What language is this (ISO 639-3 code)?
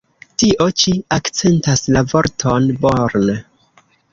epo